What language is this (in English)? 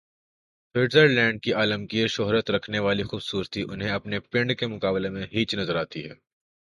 Urdu